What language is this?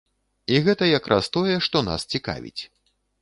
Belarusian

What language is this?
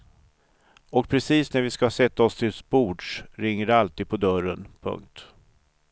Swedish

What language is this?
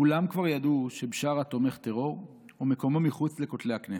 Hebrew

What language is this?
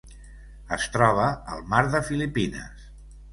Catalan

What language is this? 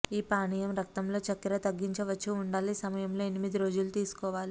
Telugu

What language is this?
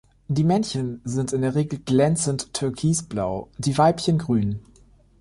German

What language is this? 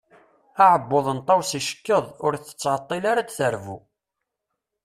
Kabyle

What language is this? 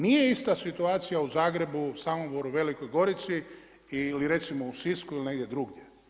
Croatian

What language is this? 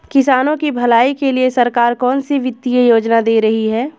Hindi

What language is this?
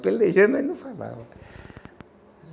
Portuguese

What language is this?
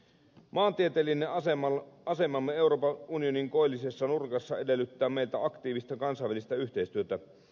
Finnish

